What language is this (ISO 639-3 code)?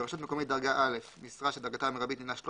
heb